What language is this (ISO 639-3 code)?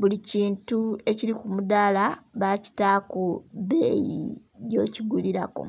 xog